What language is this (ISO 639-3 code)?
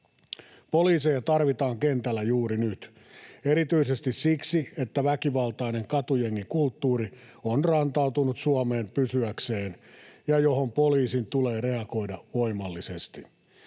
fin